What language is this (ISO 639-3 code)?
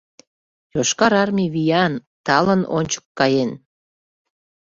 chm